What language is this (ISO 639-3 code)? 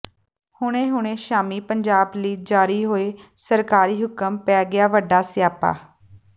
pan